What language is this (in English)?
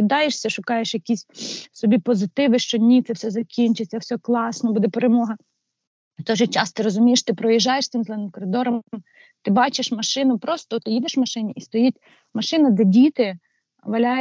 Ukrainian